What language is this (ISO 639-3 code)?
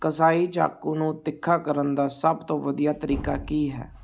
pan